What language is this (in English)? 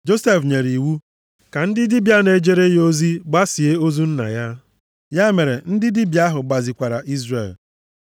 Igbo